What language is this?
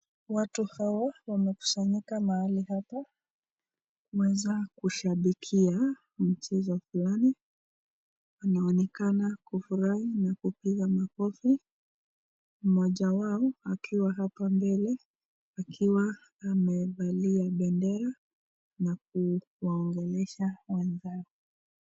Swahili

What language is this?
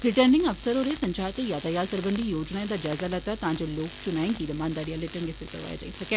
Dogri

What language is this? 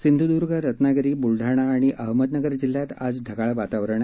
Marathi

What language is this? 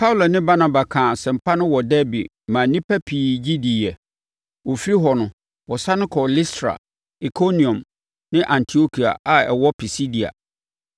Akan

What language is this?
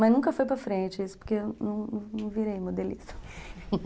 Portuguese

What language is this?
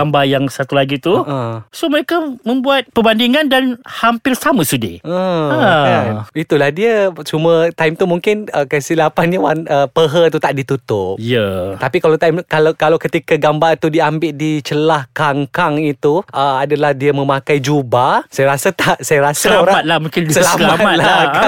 Malay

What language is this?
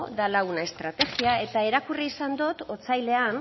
Basque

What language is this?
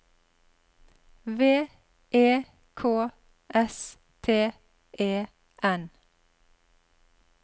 Norwegian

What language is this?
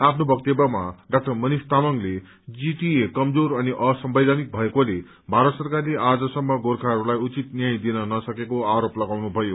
Nepali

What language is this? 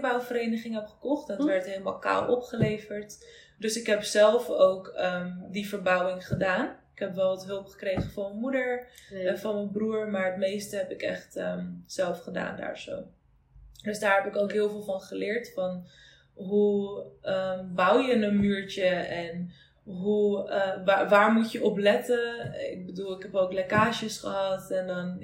Dutch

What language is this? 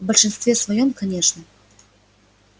Russian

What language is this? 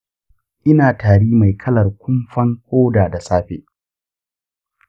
Hausa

